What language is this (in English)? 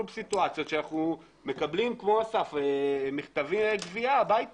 Hebrew